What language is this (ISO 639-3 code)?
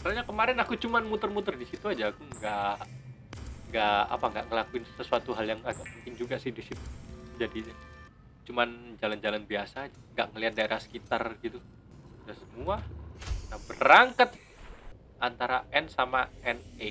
ind